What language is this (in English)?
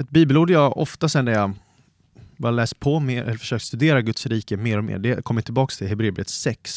Swedish